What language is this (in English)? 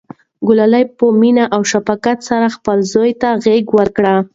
Pashto